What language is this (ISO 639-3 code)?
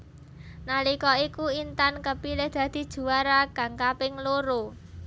jav